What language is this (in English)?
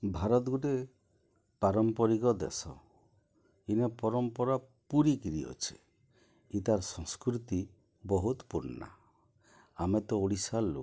Odia